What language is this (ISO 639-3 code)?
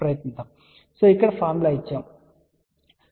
tel